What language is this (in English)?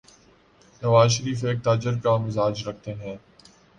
Urdu